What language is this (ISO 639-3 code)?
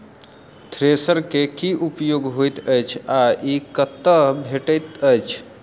mai